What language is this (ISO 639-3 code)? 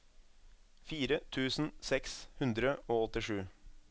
nor